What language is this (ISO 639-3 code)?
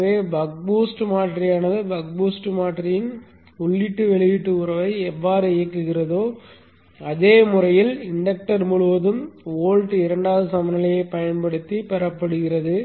tam